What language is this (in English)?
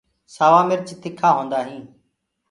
Gurgula